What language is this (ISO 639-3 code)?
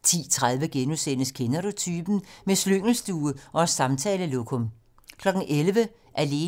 dan